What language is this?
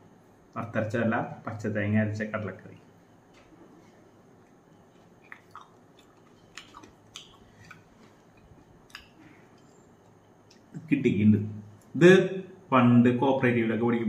Malayalam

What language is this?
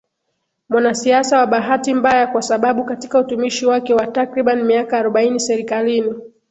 Swahili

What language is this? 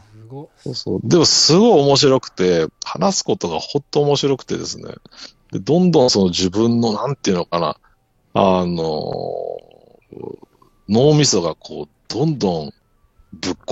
Japanese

